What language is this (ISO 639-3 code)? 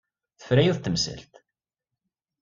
kab